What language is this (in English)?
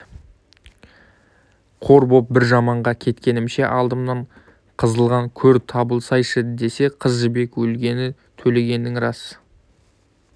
Kazakh